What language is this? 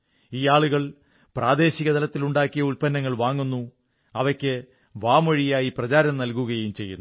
Malayalam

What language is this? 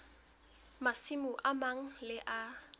Southern Sotho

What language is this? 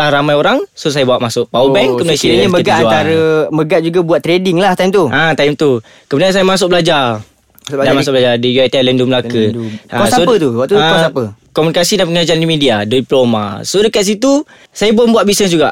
Malay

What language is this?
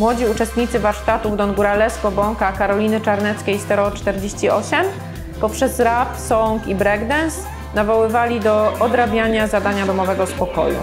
Polish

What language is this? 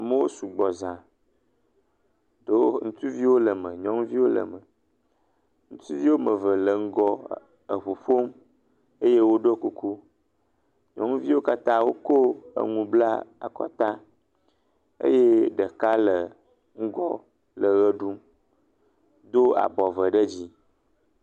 Ewe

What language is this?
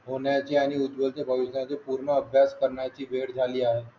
Marathi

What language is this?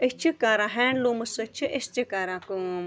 Kashmiri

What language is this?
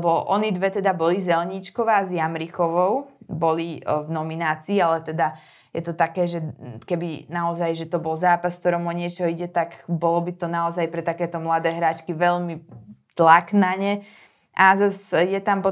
Slovak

